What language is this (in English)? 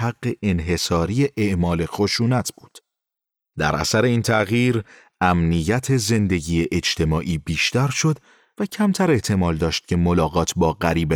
Persian